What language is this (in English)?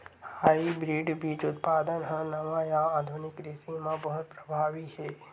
Chhattisgarhi